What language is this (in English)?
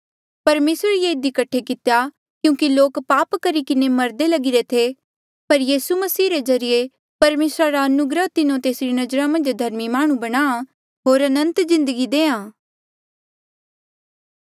Mandeali